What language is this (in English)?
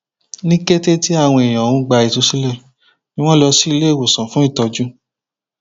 Yoruba